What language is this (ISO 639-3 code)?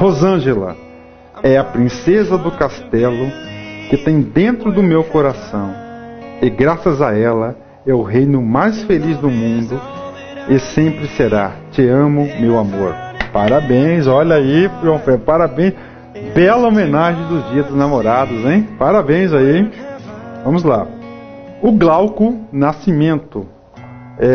por